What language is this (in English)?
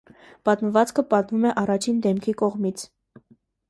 Armenian